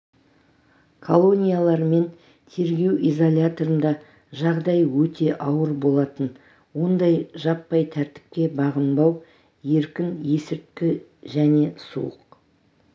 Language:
Kazakh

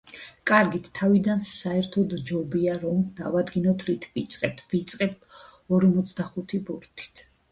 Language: Georgian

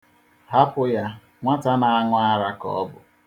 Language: Igbo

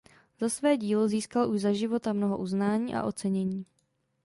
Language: Czech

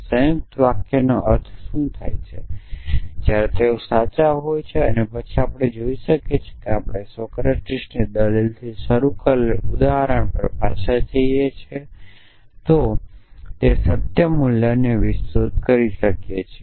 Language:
Gujarati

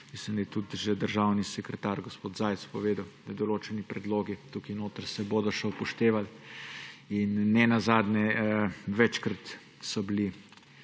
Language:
Slovenian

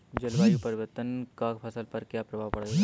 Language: Hindi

